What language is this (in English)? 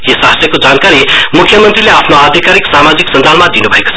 Nepali